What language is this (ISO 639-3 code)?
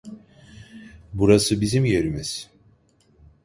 tur